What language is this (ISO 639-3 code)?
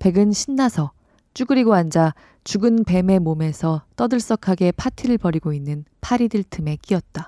kor